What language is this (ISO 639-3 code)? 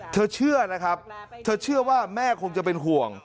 tha